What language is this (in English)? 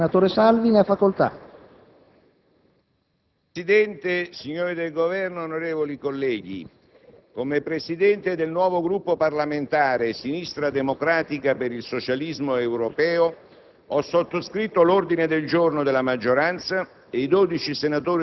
Italian